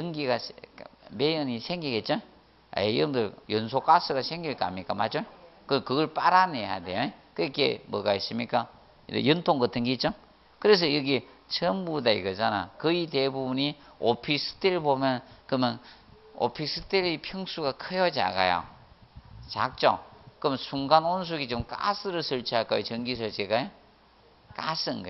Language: Korean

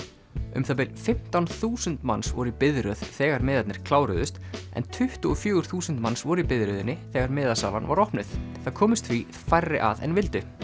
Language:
Icelandic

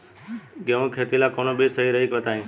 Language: Bhojpuri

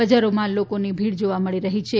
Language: Gujarati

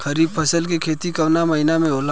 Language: Bhojpuri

